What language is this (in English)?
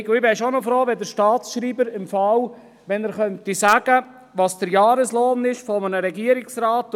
Swiss German